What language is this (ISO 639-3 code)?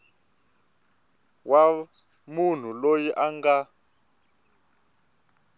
tso